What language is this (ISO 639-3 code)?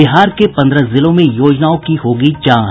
hin